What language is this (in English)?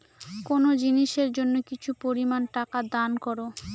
Bangla